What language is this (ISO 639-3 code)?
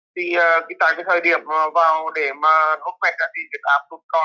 vie